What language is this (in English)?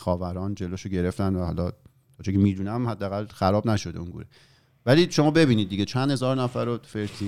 Persian